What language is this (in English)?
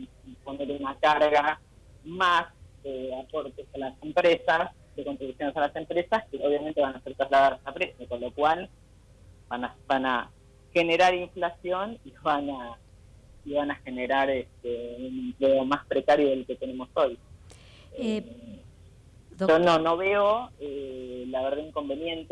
Spanish